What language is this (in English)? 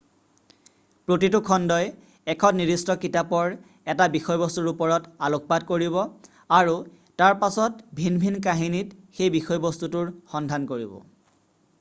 Assamese